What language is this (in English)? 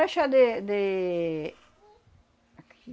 Portuguese